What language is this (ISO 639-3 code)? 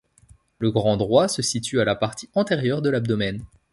fra